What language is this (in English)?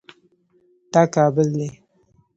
Pashto